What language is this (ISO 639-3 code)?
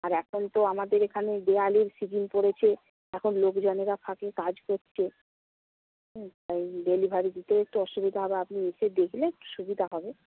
ben